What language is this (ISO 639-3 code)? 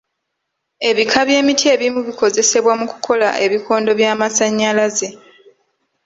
lug